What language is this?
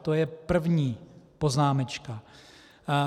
Czech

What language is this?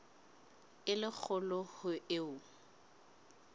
Southern Sotho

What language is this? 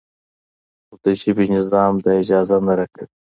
Pashto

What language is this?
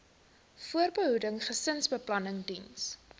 Afrikaans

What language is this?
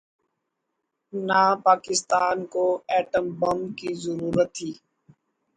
Urdu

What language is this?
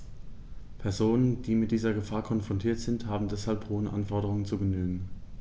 German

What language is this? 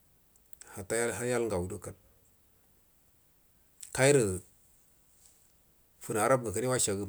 Buduma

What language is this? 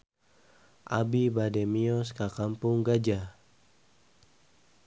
Sundanese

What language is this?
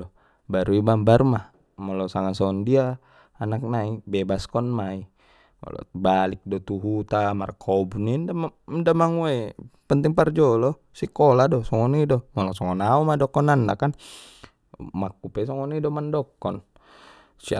Batak Mandailing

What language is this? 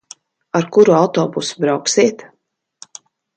Latvian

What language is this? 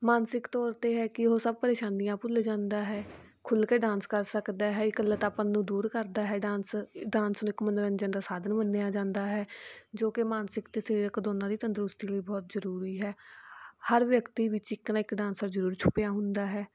Punjabi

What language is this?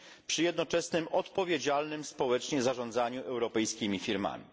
Polish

